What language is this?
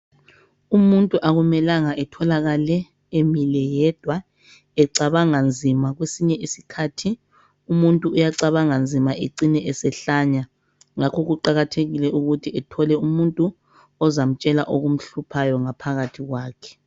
North Ndebele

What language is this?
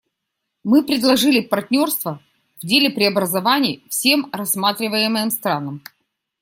Russian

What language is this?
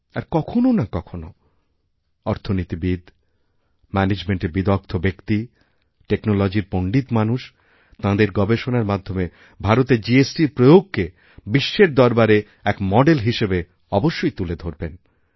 Bangla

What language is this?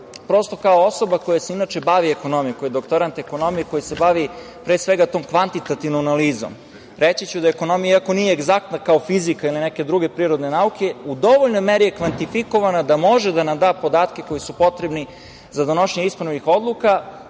Serbian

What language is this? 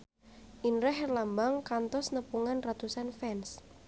Sundanese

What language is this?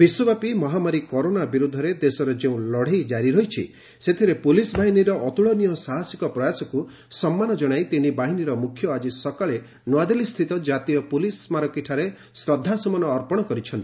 Odia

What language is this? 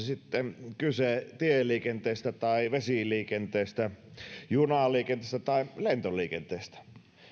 Finnish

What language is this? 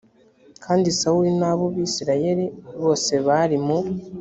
Kinyarwanda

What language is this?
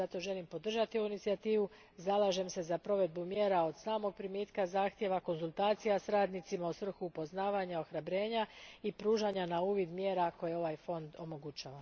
Croatian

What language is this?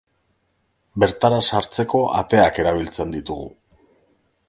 Basque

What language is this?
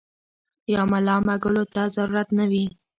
Pashto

